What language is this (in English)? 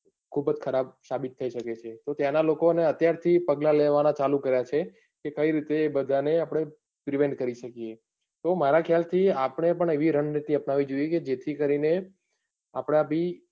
Gujarati